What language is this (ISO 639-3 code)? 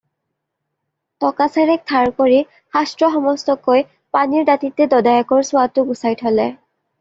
asm